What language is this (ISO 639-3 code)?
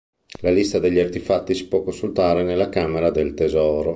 ita